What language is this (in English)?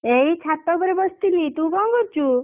Odia